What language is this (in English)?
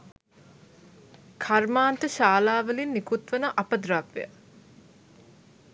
Sinhala